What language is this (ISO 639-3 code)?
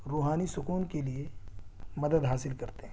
urd